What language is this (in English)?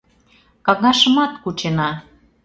Mari